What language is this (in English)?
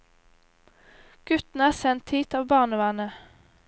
Norwegian